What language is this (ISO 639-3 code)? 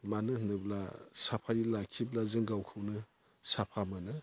brx